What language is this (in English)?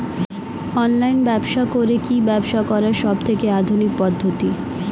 Bangla